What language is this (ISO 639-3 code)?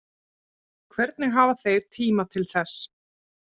isl